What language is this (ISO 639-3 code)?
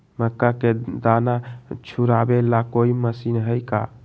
mag